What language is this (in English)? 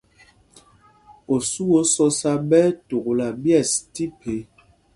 Mpumpong